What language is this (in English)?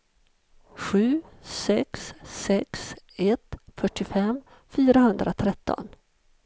Swedish